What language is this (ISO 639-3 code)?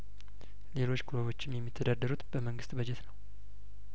amh